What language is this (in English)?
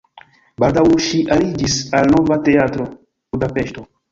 Esperanto